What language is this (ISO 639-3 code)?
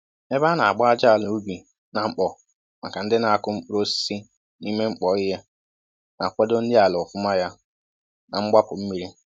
ibo